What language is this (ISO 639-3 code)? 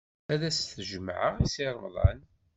kab